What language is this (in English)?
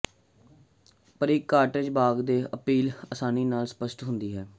Punjabi